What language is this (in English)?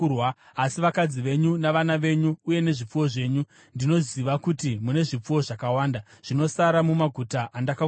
Shona